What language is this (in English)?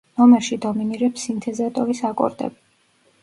Georgian